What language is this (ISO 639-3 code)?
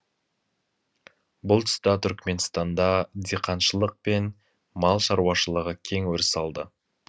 kaz